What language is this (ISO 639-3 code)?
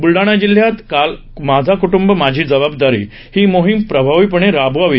mar